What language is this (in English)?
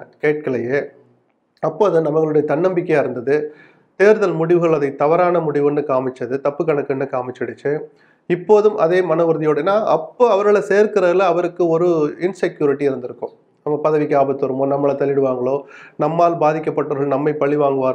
Tamil